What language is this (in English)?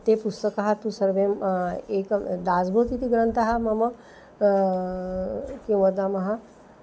Sanskrit